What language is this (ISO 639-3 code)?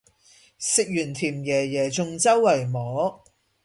yue